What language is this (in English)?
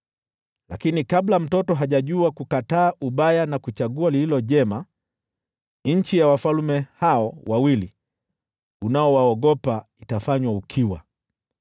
Swahili